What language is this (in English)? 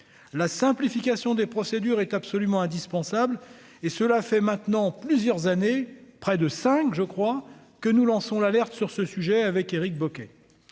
French